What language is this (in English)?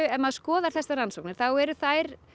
Icelandic